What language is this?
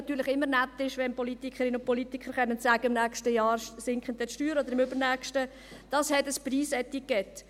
Swiss German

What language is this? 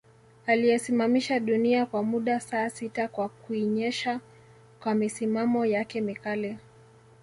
Swahili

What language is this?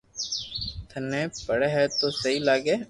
Loarki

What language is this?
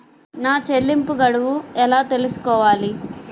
Telugu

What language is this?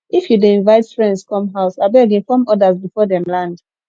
Nigerian Pidgin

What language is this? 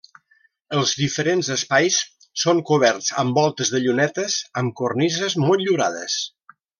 Catalan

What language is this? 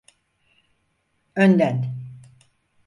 Turkish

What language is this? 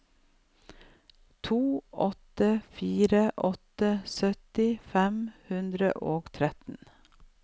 Norwegian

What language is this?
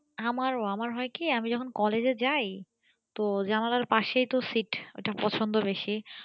Bangla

